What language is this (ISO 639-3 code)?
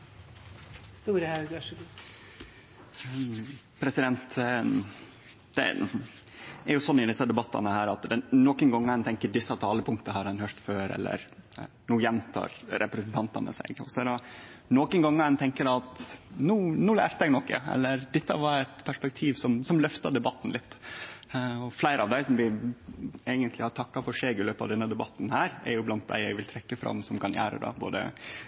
nno